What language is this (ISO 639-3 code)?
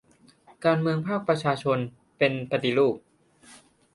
tha